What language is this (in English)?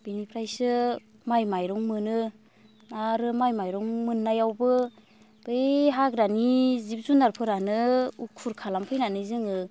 Bodo